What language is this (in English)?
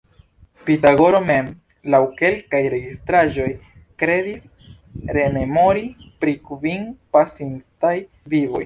Esperanto